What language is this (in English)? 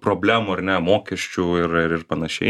Lithuanian